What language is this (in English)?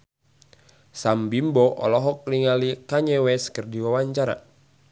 Sundanese